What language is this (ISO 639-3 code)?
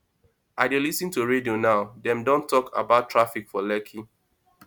pcm